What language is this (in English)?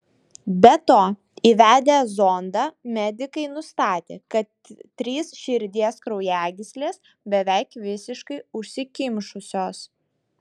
Lithuanian